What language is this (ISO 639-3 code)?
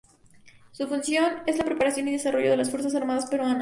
spa